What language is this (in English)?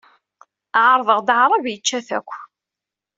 Kabyle